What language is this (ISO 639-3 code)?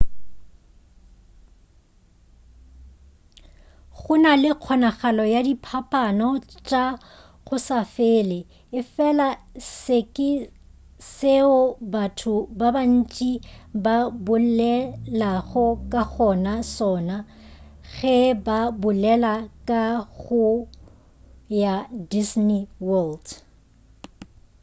nso